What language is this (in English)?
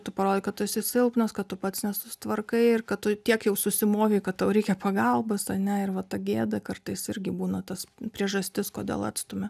Lithuanian